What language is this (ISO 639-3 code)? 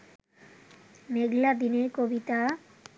ben